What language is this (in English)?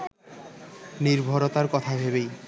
Bangla